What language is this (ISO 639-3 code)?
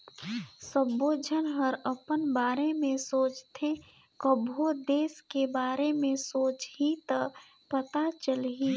hne